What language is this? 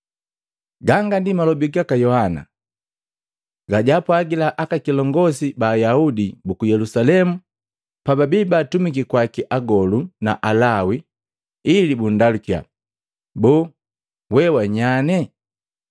Matengo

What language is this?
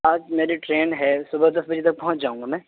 Urdu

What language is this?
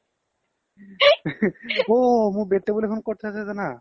Assamese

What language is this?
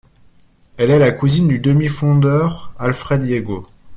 French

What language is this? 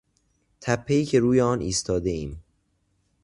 Persian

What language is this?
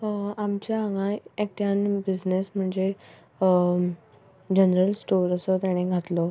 Konkani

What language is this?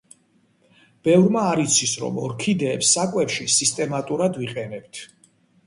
Georgian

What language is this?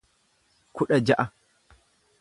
Oromo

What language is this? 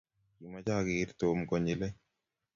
Kalenjin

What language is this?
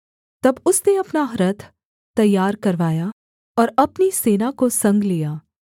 Hindi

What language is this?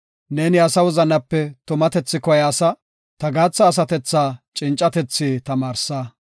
Gofa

